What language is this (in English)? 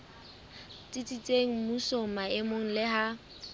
Southern Sotho